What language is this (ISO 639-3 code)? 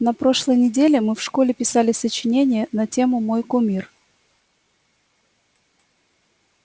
rus